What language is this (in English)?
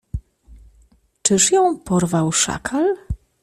Polish